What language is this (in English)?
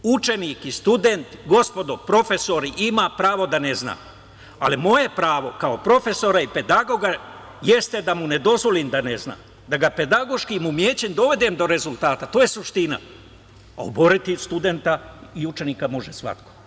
Serbian